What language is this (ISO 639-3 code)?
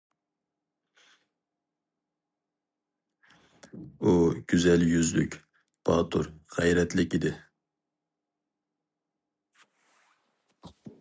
uig